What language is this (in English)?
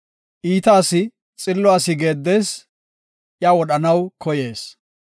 Gofa